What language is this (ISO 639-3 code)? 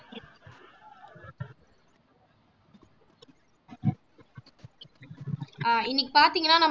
tam